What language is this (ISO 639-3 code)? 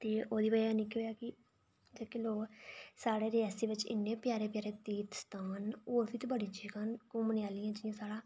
doi